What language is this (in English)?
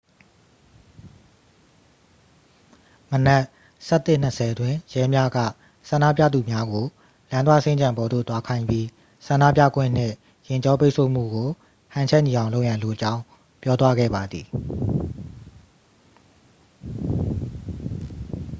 Burmese